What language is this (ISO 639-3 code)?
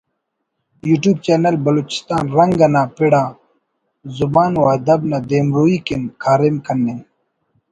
brh